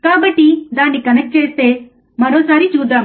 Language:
Telugu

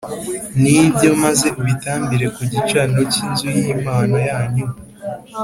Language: Kinyarwanda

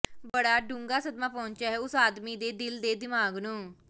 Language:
Punjabi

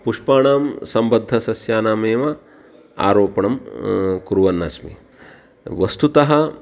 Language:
Sanskrit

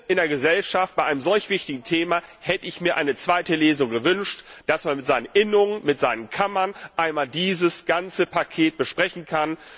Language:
German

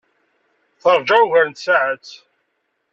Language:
Kabyle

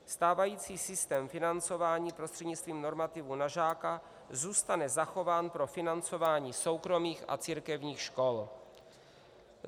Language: Czech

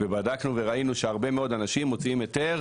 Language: Hebrew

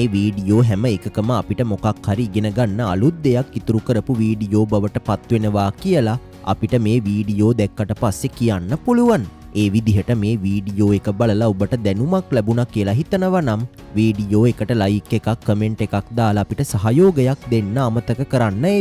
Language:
Romanian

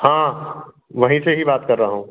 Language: Hindi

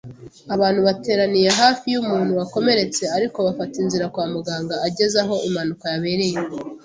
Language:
Kinyarwanda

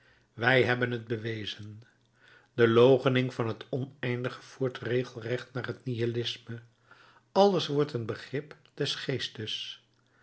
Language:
Dutch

